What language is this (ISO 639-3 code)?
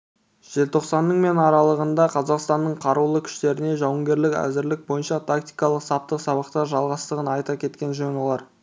kaz